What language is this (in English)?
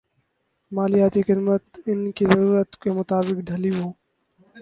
Urdu